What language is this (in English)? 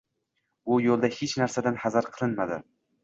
Uzbek